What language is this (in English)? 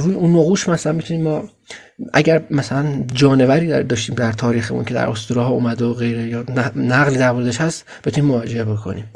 Persian